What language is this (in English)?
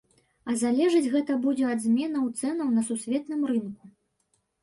Belarusian